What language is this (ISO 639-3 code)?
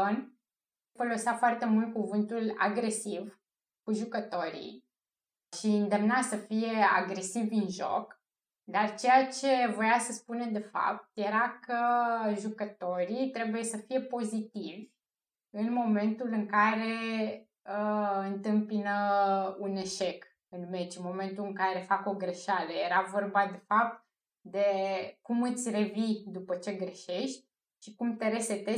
ron